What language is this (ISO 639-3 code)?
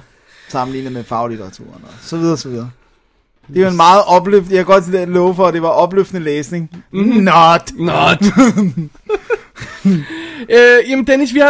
dan